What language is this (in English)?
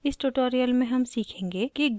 Hindi